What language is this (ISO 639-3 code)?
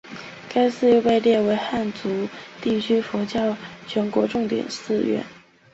zho